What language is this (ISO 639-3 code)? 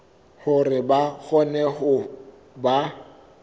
sot